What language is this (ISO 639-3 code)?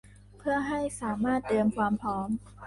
tha